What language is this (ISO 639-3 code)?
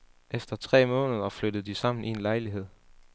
dan